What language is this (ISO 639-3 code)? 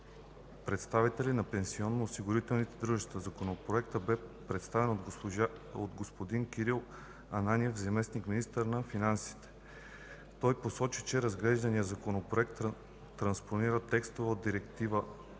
bul